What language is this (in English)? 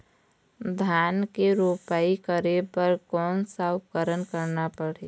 Chhattisgarhi